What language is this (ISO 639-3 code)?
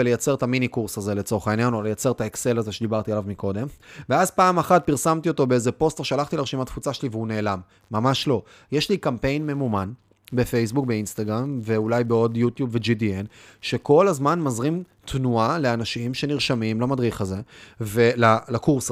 heb